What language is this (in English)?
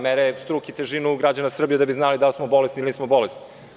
Serbian